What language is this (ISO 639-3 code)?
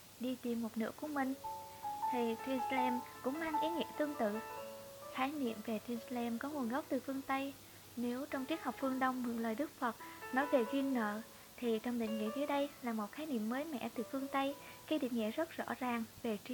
vie